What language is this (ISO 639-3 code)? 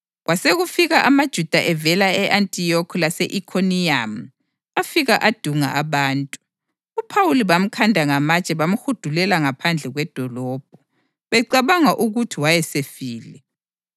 nde